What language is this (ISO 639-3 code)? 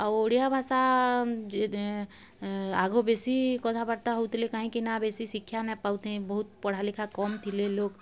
ori